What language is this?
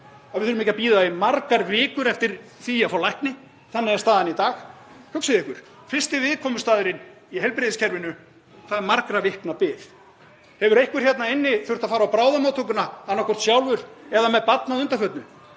Icelandic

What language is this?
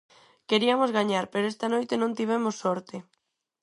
Galician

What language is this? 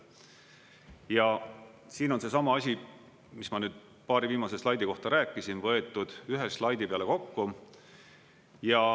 Estonian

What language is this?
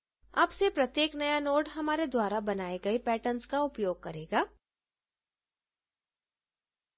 Hindi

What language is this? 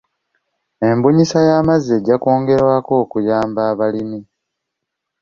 Ganda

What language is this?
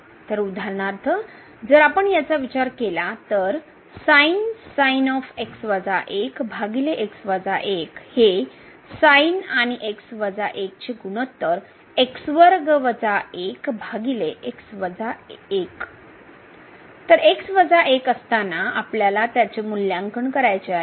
Marathi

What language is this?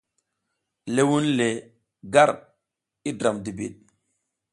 South Giziga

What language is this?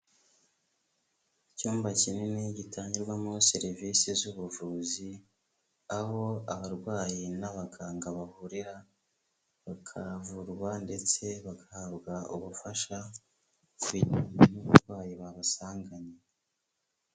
Kinyarwanda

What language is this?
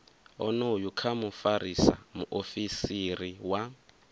Venda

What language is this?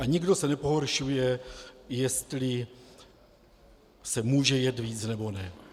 Czech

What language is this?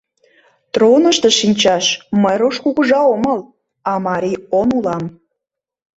Mari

